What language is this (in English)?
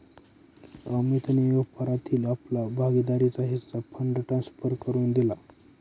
Marathi